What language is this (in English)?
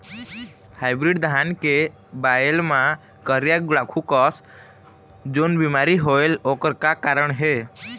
Chhattisgarhi